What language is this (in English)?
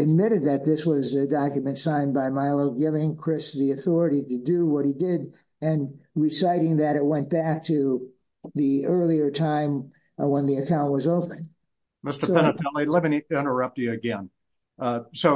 English